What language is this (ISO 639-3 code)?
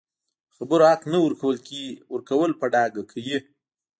pus